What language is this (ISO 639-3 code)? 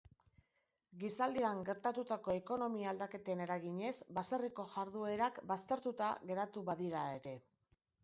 eus